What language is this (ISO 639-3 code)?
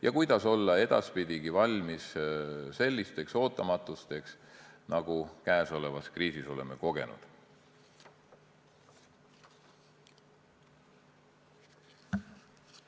est